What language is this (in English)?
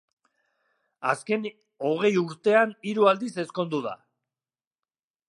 Basque